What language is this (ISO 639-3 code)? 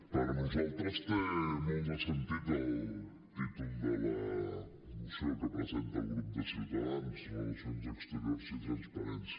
cat